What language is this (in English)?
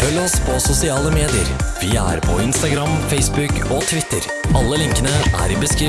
Norwegian